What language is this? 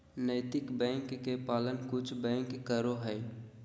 Magahi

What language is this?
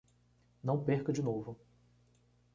Portuguese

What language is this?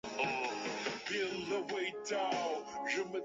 Chinese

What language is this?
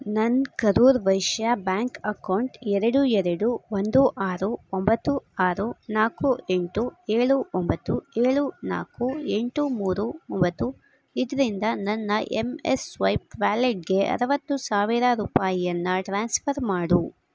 Kannada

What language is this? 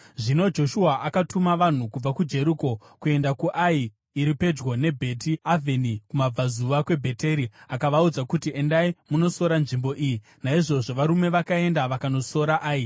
Shona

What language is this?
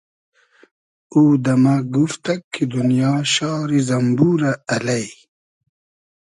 Hazaragi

